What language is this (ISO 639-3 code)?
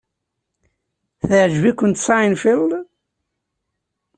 kab